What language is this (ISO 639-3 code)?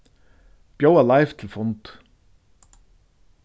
fao